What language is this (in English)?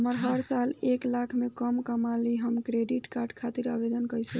Bhojpuri